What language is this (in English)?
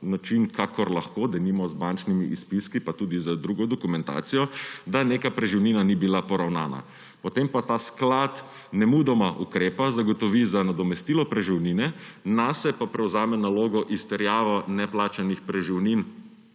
Slovenian